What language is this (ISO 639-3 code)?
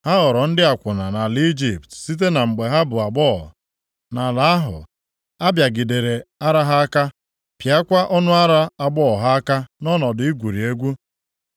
ibo